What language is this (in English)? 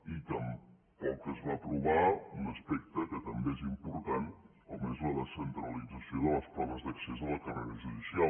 Catalan